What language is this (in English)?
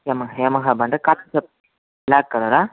Telugu